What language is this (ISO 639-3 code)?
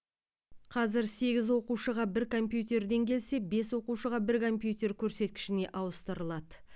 kaz